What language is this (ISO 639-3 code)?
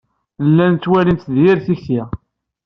kab